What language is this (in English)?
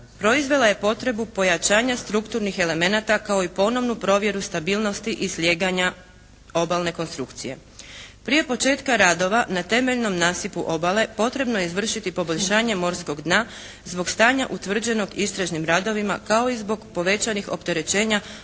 Croatian